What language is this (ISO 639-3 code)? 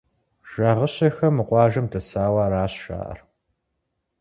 kbd